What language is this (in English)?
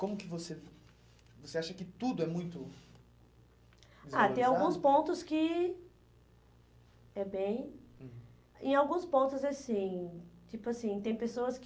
Portuguese